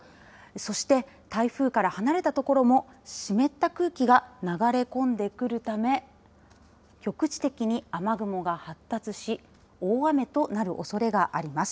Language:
Japanese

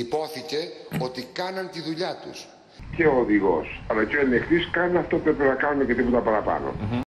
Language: Greek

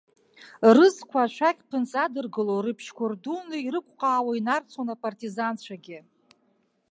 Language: Abkhazian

